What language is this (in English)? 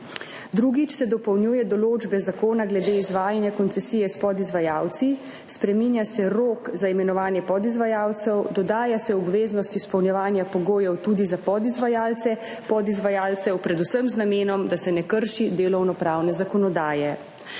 Slovenian